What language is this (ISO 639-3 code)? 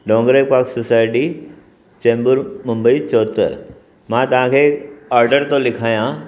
snd